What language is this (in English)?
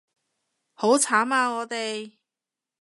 Cantonese